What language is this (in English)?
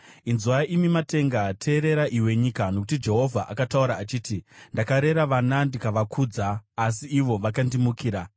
Shona